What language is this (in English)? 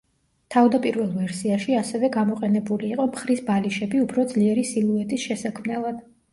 Georgian